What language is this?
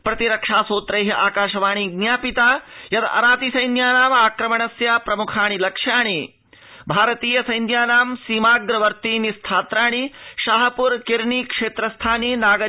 Sanskrit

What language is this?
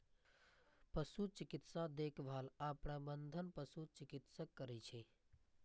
Maithili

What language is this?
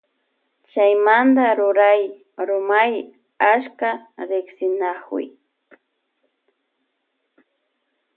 Loja Highland Quichua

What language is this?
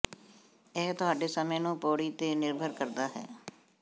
Punjabi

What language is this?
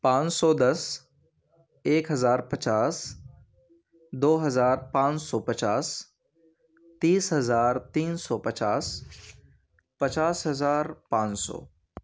Urdu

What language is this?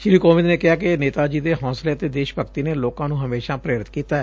Punjabi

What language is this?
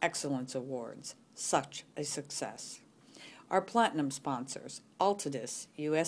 English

